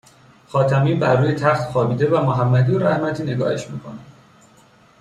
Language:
Persian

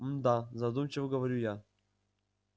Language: Russian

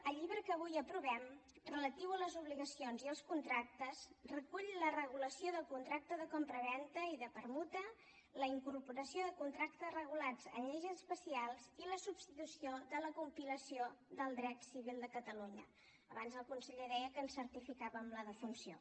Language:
Catalan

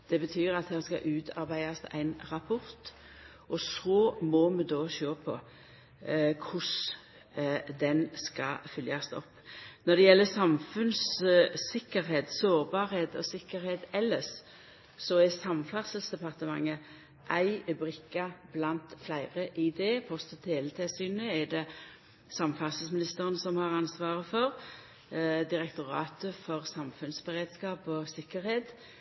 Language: Norwegian Nynorsk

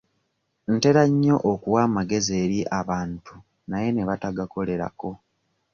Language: Ganda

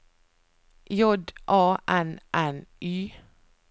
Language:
Norwegian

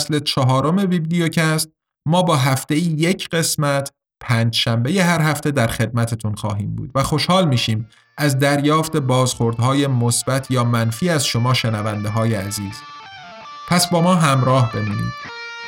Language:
Persian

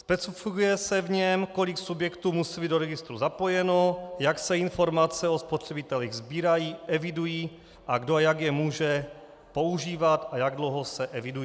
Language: Czech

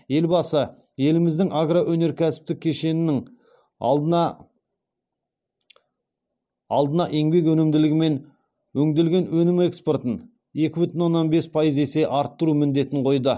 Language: Kazakh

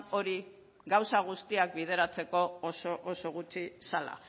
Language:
Basque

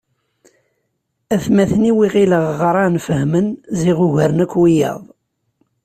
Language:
Kabyle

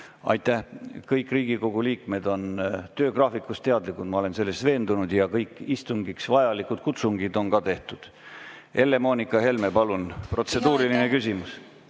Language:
Estonian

